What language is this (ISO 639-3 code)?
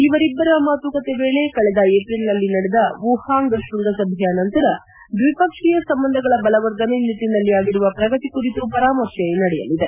kan